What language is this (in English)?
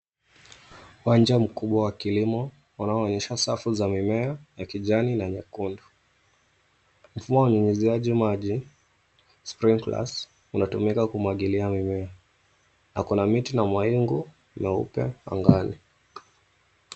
Swahili